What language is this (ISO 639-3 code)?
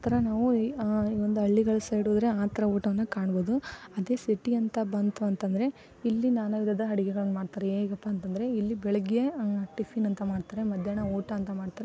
kan